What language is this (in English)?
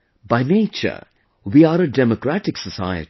English